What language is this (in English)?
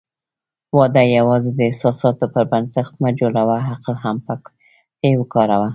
Pashto